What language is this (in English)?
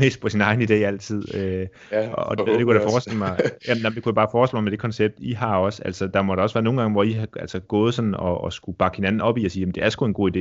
Danish